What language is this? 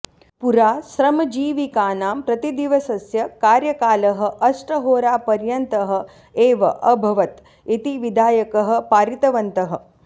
Sanskrit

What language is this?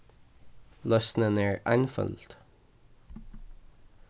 Faroese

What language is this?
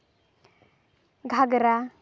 Santali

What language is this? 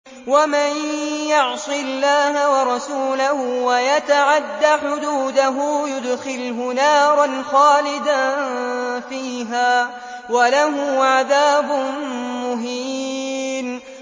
Arabic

